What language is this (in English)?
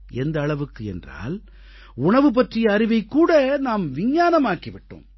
Tamil